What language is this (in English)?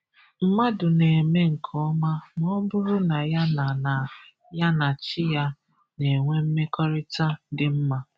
Igbo